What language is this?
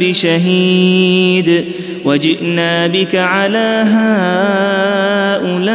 Arabic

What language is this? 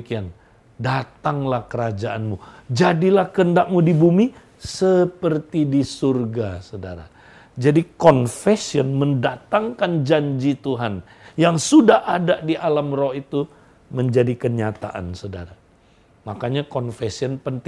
Indonesian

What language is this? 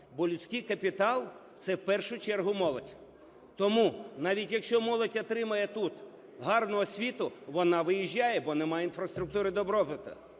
Ukrainian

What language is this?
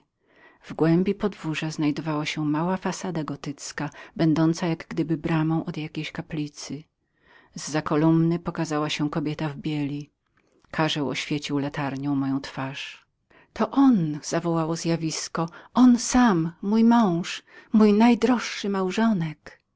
Polish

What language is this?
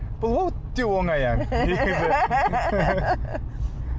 Kazakh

